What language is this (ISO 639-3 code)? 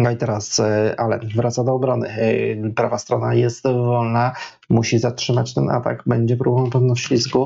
pol